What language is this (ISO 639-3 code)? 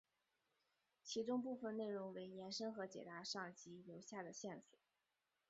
zho